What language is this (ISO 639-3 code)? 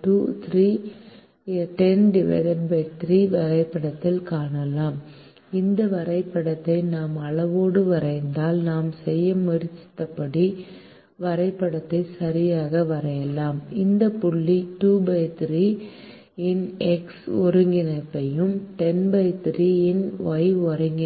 tam